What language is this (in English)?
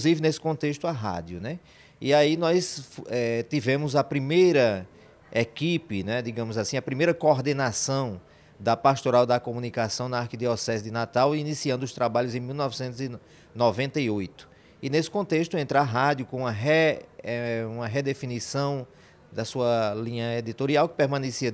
Portuguese